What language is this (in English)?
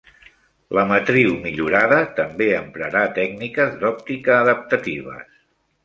Catalan